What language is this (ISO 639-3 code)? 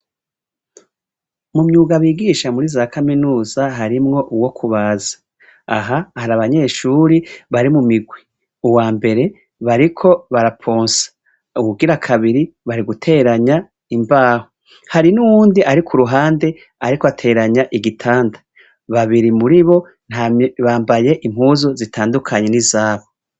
run